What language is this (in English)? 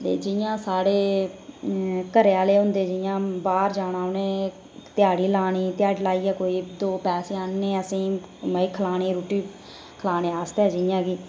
Dogri